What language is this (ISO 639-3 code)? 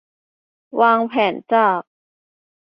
tha